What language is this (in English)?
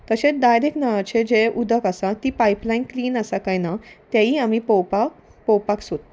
Konkani